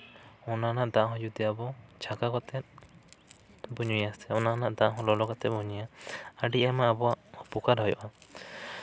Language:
Santali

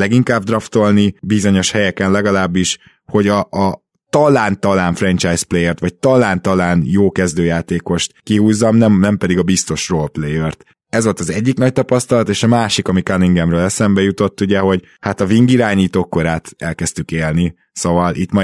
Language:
Hungarian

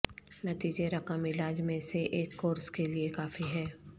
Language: Urdu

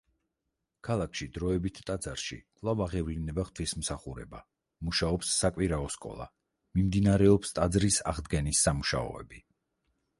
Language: Georgian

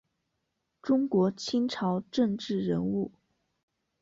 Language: Chinese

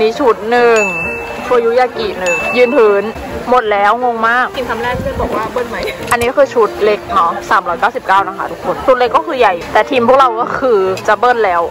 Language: Thai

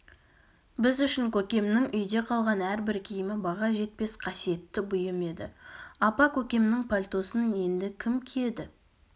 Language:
Kazakh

